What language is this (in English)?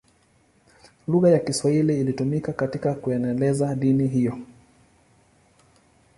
Swahili